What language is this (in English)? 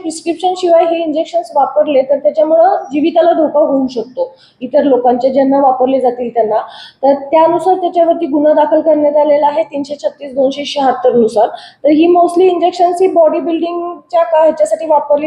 Marathi